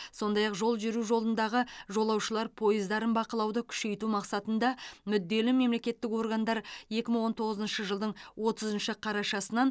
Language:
Kazakh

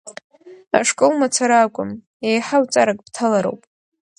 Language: Abkhazian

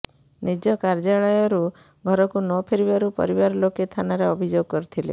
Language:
Odia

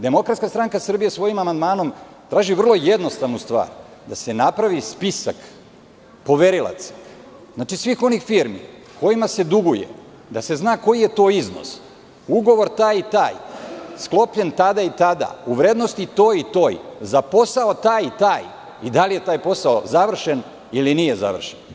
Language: Serbian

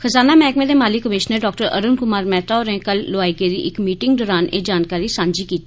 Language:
Dogri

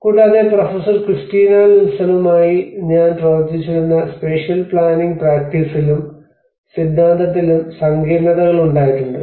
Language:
Malayalam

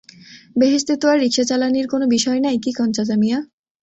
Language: Bangla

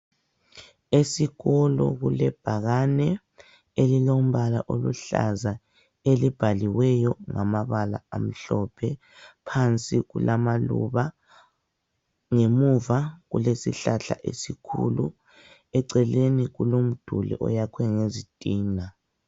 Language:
North Ndebele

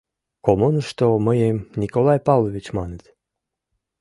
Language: Mari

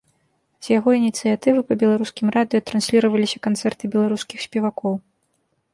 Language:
Belarusian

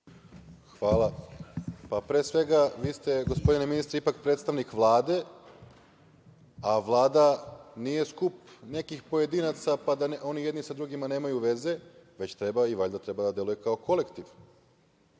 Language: Serbian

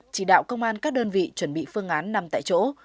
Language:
Vietnamese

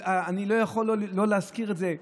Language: Hebrew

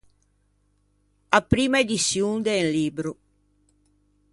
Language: Ligurian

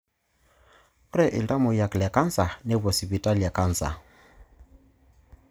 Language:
Masai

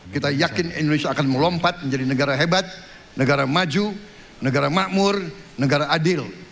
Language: Indonesian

